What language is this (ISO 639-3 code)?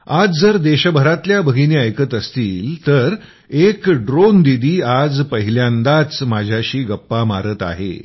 mar